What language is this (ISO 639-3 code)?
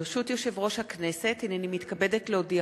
heb